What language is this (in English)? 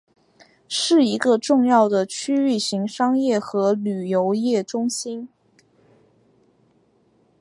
Chinese